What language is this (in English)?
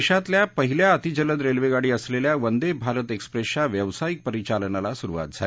Marathi